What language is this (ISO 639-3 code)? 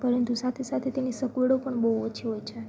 guj